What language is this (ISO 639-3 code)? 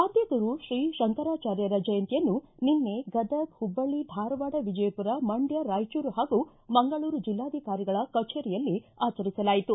kan